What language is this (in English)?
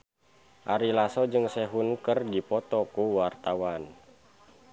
Sundanese